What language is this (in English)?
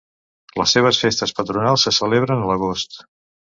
Catalan